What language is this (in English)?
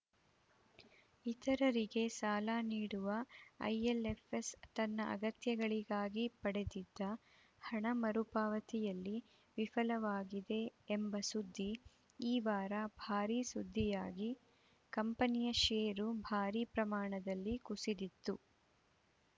Kannada